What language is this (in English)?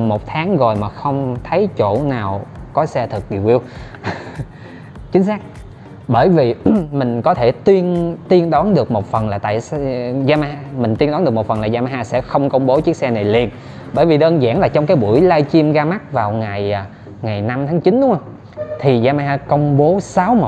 Vietnamese